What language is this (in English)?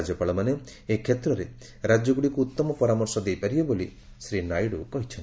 Odia